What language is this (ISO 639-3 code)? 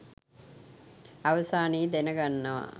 sin